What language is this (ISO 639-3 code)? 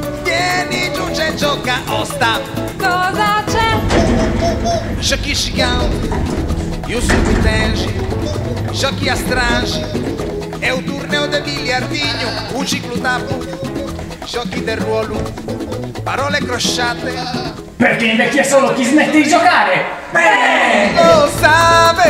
ita